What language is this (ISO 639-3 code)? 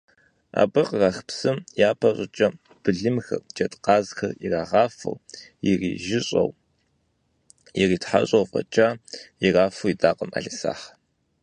kbd